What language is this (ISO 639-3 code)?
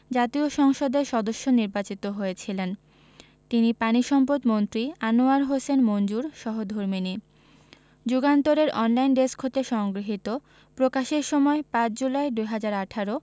ben